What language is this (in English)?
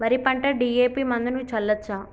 Telugu